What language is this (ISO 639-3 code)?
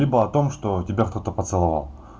rus